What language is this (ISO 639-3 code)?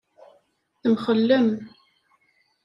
kab